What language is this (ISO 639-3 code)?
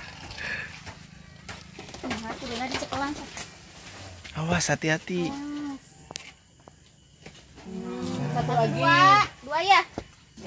ind